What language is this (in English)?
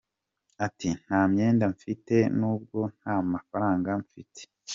Kinyarwanda